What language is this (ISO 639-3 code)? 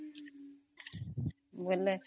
ori